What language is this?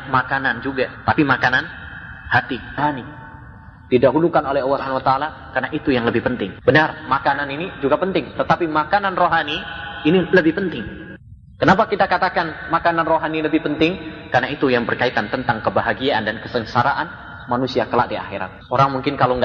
Indonesian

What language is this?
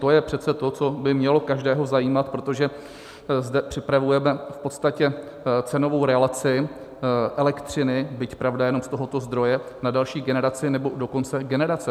Czech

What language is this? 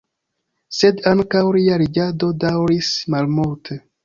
Esperanto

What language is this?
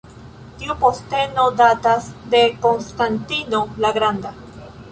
Esperanto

